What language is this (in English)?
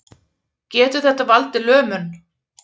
Icelandic